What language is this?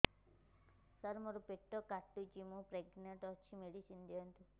Odia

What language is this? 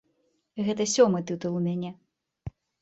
Belarusian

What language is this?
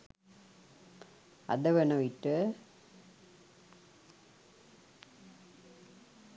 Sinhala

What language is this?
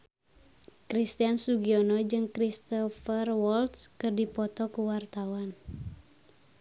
Sundanese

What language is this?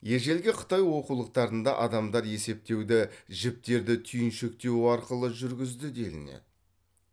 Kazakh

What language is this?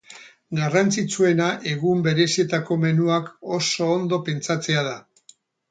Basque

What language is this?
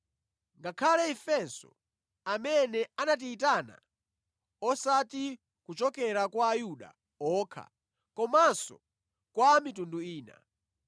Nyanja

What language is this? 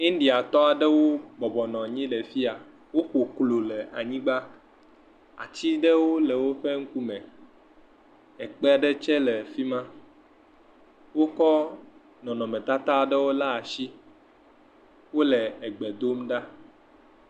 Ewe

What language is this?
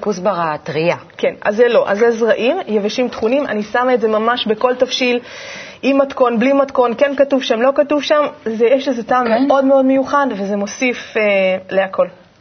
Hebrew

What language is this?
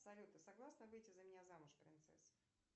Russian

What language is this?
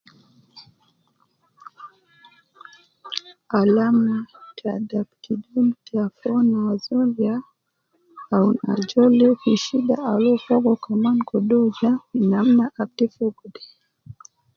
Nubi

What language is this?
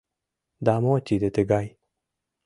Mari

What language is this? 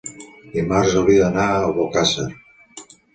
Catalan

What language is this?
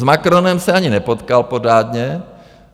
Czech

